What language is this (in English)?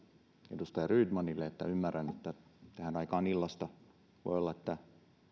Finnish